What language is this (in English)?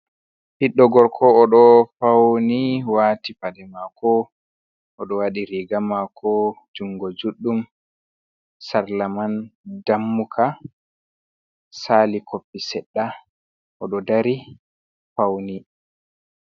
Fula